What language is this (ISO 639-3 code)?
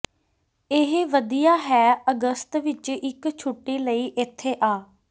pan